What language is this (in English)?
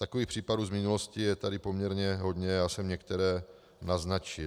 Czech